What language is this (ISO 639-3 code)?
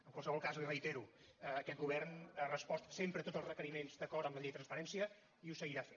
cat